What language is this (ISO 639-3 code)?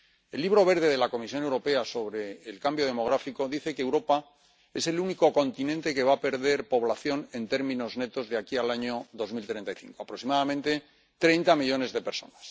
spa